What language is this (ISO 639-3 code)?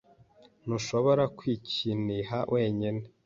kin